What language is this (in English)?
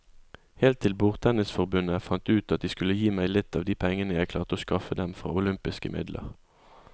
Norwegian